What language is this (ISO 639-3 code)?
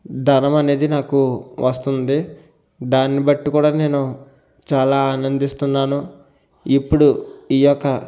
tel